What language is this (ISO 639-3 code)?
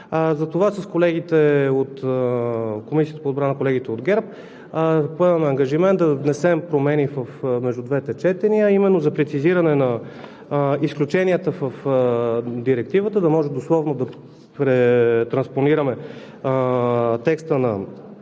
bul